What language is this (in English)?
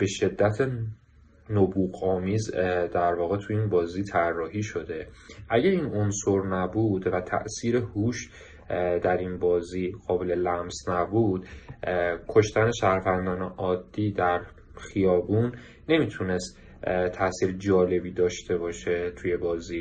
Persian